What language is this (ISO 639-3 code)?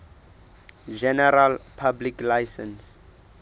sot